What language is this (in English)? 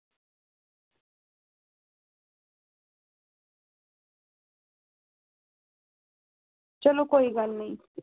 Dogri